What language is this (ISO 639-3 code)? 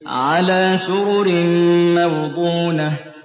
ara